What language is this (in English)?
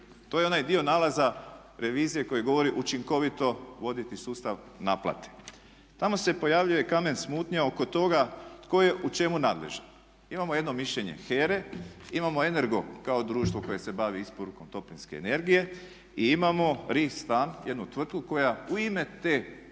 Croatian